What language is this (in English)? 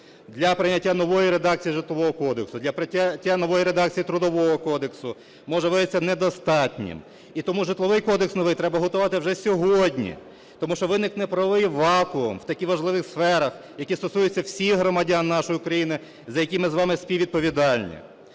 Ukrainian